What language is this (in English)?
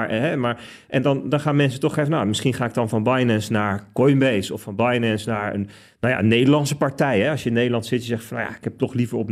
Dutch